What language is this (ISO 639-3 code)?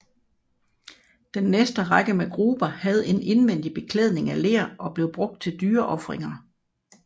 dan